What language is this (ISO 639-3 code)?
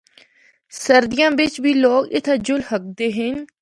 hno